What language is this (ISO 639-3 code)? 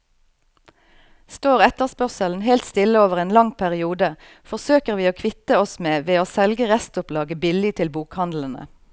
nor